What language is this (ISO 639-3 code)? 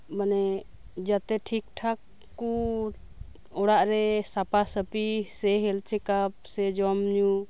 sat